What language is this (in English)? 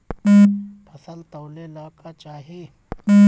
Bhojpuri